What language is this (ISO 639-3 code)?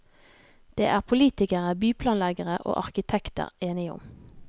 nor